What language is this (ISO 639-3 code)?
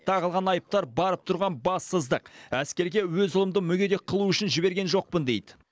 kaz